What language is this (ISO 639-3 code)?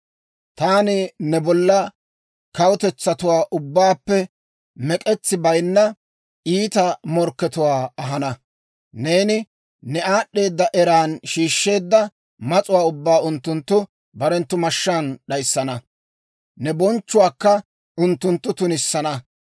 dwr